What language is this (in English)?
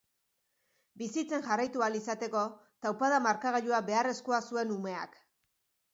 Basque